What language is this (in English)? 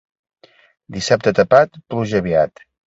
Catalan